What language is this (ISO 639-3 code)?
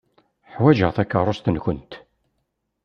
kab